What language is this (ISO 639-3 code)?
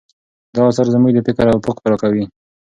pus